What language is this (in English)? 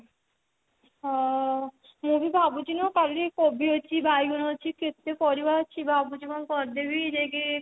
Odia